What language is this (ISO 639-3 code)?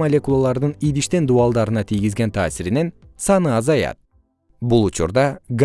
kir